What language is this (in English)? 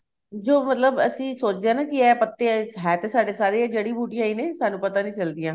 Punjabi